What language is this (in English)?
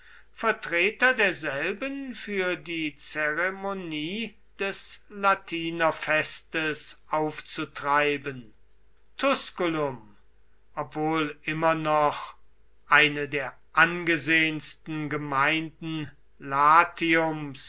German